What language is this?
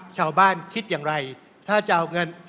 Thai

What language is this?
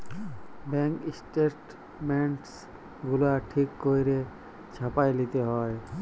Bangla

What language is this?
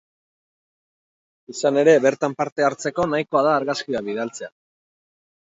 Basque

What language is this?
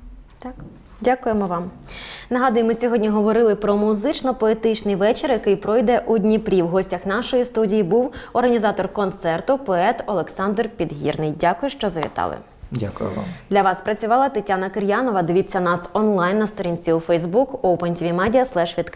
Ukrainian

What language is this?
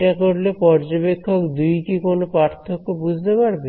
Bangla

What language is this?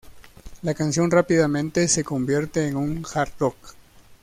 Spanish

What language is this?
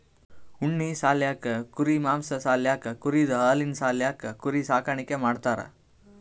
Kannada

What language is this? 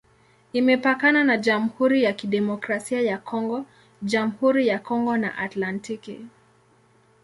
Swahili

